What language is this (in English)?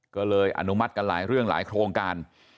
Thai